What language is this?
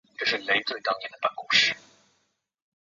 Chinese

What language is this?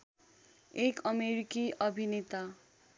Nepali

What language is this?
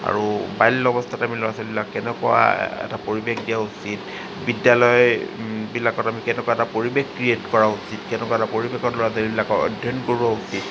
Assamese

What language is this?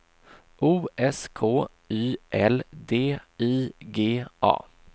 Swedish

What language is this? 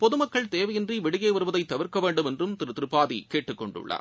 Tamil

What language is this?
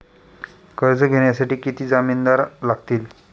Marathi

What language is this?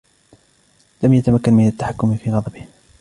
Arabic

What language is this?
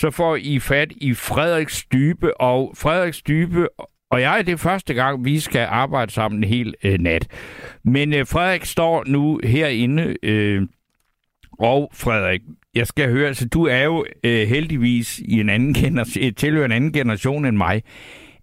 Danish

